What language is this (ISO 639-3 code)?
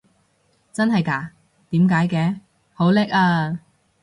yue